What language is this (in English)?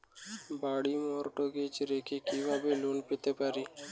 Bangla